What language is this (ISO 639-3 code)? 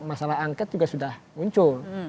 ind